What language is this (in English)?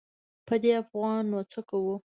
Pashto